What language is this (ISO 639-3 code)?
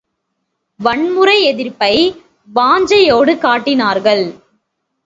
tam